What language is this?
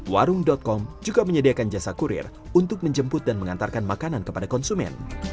Indonesian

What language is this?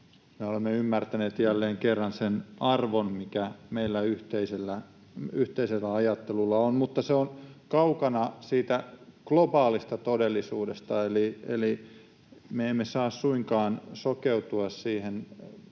Finnish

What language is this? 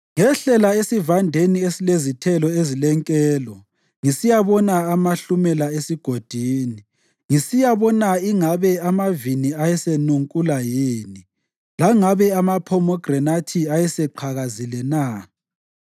North Ndebele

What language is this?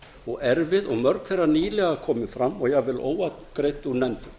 Icelandic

